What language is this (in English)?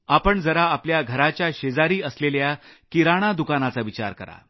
Marathi